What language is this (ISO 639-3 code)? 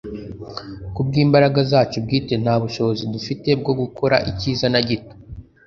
kin